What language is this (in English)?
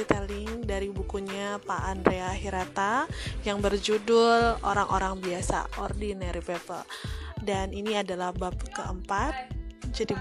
Indonesian